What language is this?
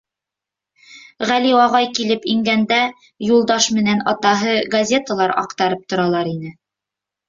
Bashkir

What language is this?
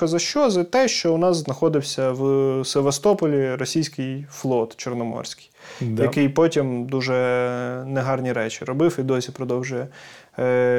Ukrainian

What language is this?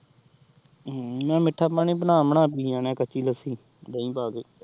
Punjabi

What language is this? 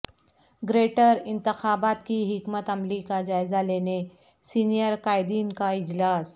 Urdu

